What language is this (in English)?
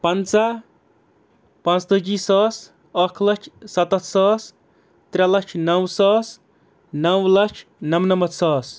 Kashmiri